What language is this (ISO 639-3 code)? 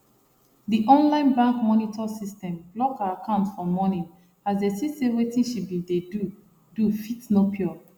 pcm